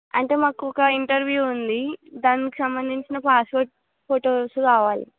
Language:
Telugu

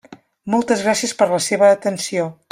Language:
Catalan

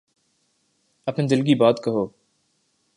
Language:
Urdu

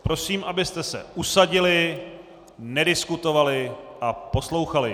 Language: Czech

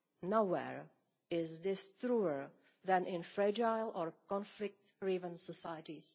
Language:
English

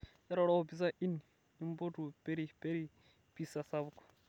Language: Masai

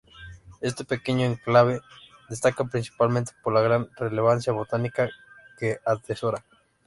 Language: Spanish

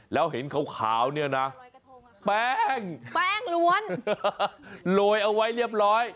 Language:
Thai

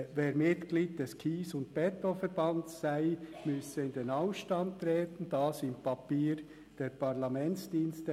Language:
Swiss German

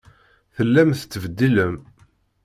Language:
Kabyle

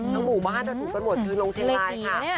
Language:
Thai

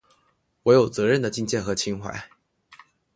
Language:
Chinese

